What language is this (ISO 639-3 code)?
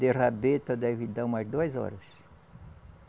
por